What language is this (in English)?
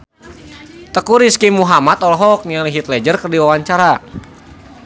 Sundanese